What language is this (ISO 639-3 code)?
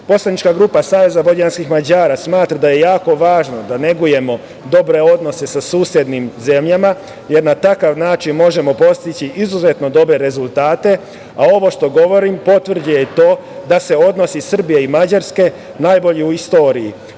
srp